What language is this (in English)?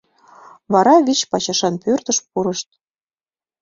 Mari